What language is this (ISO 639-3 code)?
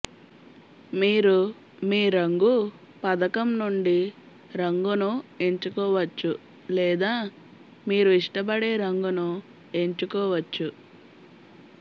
tel